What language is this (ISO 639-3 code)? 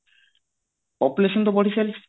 ori